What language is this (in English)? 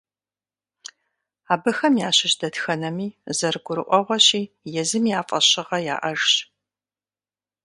Kabardian